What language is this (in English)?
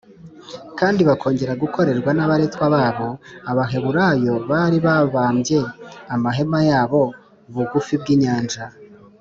Kinyarwanda